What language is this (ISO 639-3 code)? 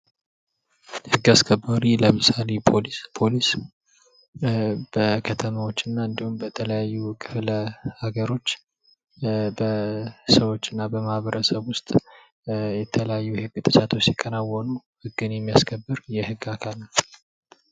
amh